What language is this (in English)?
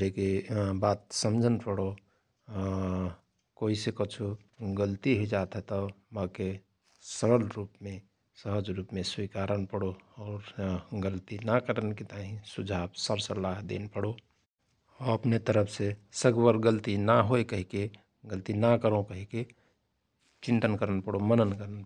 Rana Tharu